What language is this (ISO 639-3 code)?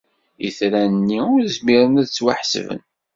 kab